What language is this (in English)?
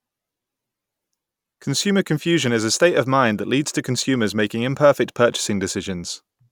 English